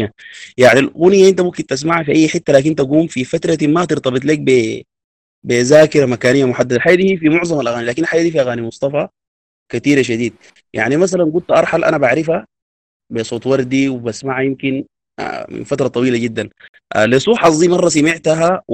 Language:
Arabic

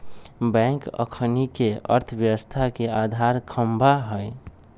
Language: Magahi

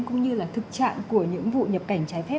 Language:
Vietnamese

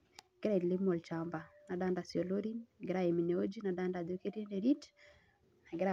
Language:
Masai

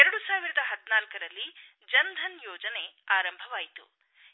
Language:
Kannada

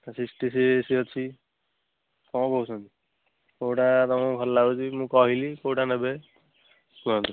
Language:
Odia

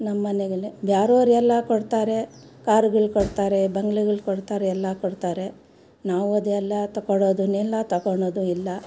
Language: Kannada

